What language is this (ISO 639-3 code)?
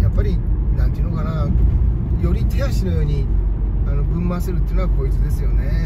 jpn